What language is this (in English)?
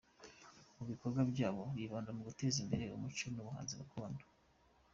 Kinyarwanda